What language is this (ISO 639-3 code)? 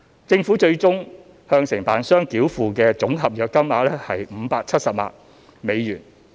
yue